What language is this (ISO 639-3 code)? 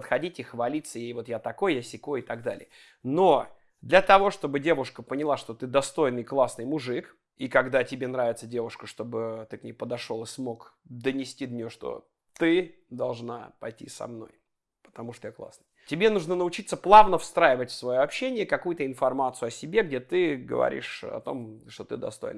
rus